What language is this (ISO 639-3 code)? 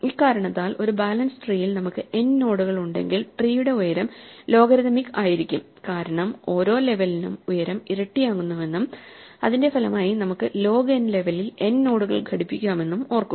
mal